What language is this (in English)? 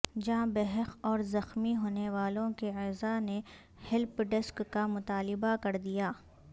Urdu